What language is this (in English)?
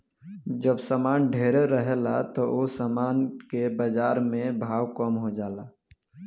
Bhojpuri